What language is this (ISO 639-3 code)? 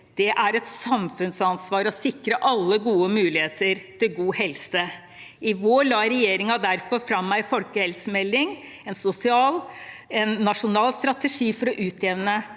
nor